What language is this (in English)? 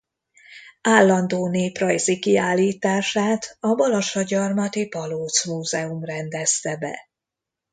Hungarian